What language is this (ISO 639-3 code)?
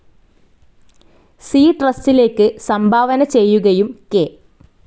mal